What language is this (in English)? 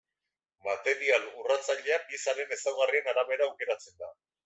Basque